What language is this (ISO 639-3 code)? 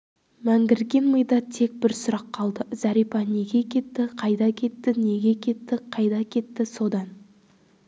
kaz